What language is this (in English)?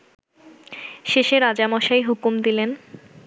Bangla